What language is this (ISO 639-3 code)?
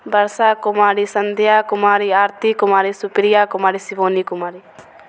mai